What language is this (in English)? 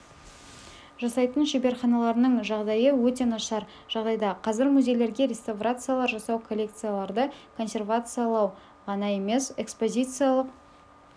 Kazakh